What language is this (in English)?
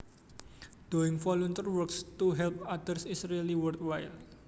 Javanese